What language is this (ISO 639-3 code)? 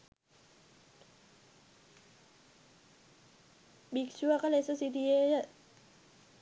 sin